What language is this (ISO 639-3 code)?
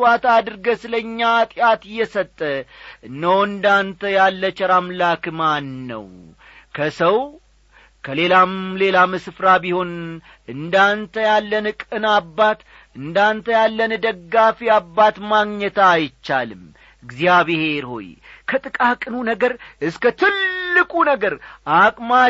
amh